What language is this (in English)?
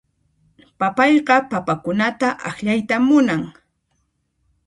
Puno Quechua